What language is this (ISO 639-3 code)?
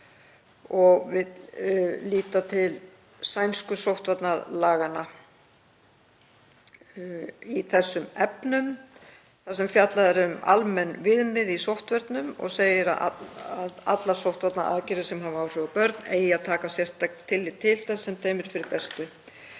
isl